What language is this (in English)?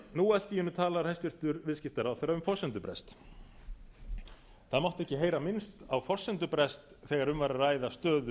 Icelandic